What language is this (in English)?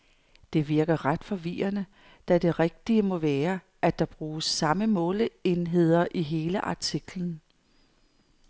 Danish